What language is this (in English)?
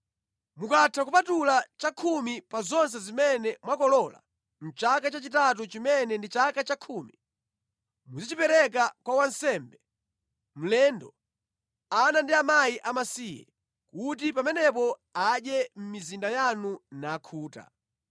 Nyanja